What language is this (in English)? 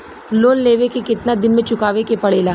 Bhojpuri